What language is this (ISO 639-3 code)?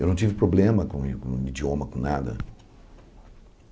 por